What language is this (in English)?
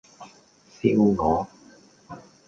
Cantonese